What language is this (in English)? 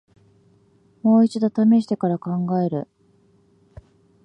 Japanese